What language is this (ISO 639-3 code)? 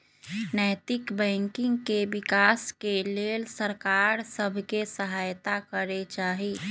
mag